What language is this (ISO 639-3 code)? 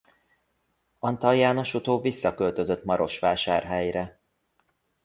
hun